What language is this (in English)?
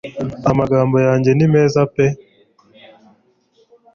Kinyarwanda